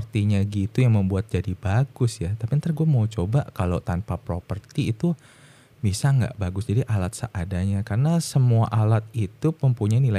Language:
Indonesian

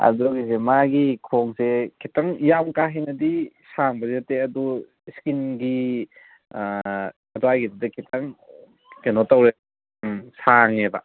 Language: Manipuri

